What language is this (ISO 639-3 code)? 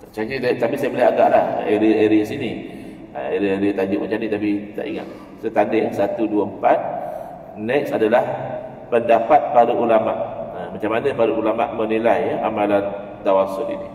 msa